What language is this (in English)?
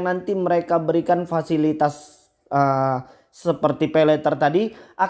Indonesian